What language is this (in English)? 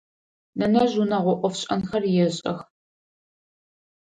Adyghe